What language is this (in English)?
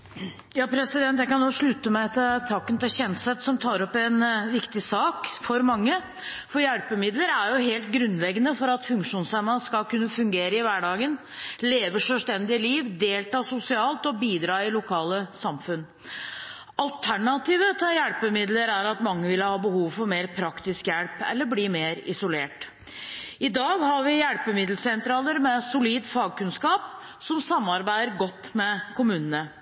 Norwegian Bokmål